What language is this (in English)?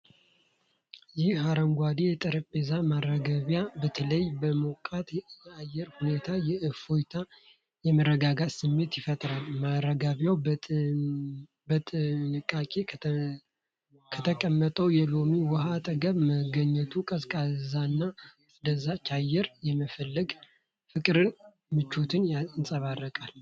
Amharic